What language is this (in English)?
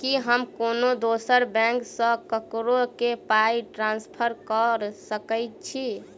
Maithili